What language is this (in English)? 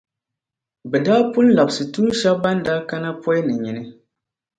Dagbani